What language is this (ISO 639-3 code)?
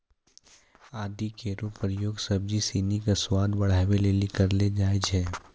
mai